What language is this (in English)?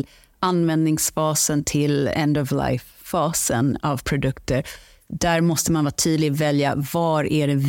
Swedish